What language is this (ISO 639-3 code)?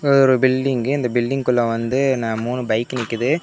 tam